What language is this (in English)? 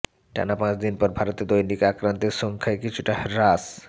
Bangla